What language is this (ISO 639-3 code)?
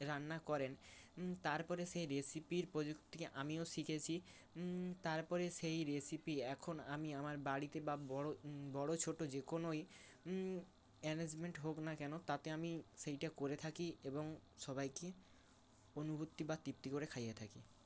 ben